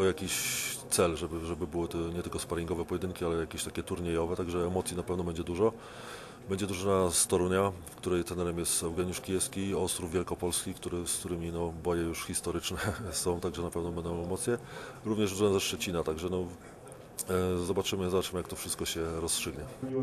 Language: Polish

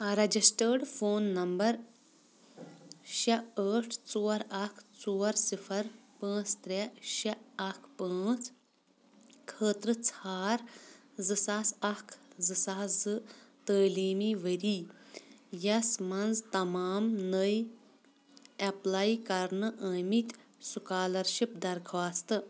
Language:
Kashmiri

